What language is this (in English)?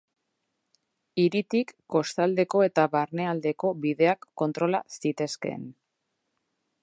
Basque